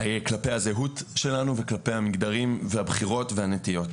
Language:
Hebrew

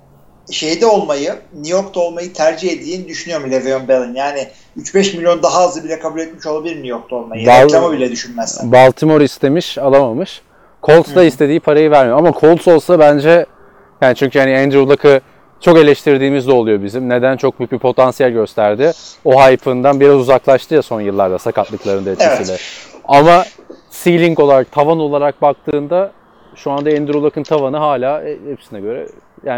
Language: Turkish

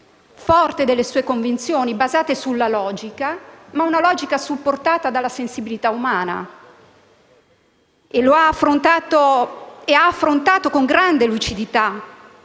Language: Italian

